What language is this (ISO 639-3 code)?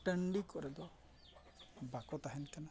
sat